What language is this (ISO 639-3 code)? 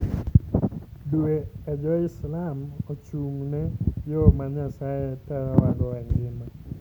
luo